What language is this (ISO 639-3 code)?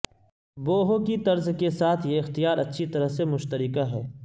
urd